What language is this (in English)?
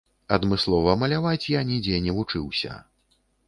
Belarusian